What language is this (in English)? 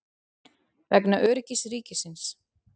Icelandic